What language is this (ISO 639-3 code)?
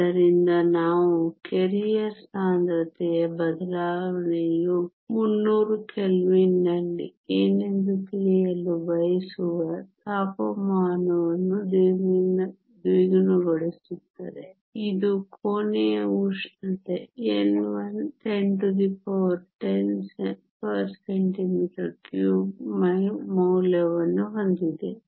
kan